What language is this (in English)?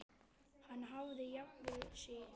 Icelandic